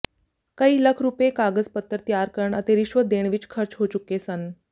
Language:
Punjabi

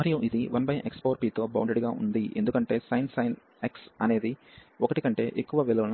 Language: Telugu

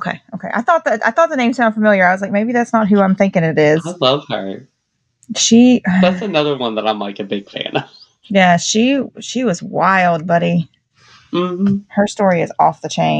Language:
English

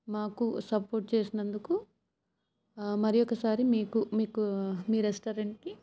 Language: Telugu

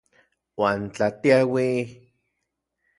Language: Central Puebla Nahuatl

